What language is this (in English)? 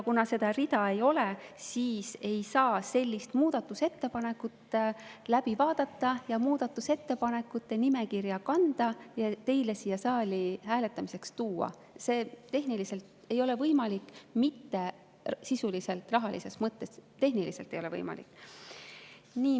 Estonian